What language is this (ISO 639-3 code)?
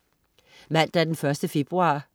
dan